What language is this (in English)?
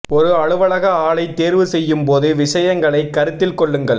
Tamil